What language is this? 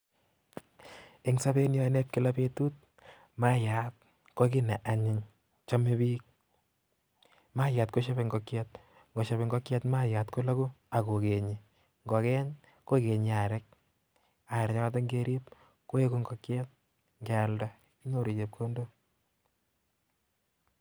Kalenjin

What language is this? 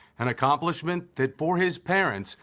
English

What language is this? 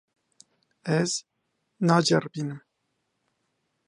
Kurdish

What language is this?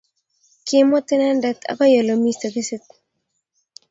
Kalenjin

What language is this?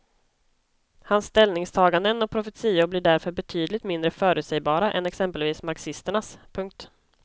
Swedish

